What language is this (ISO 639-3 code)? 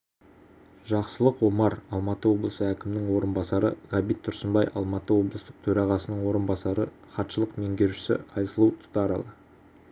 kaz